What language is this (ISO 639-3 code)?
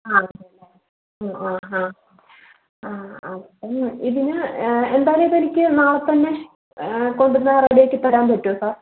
mal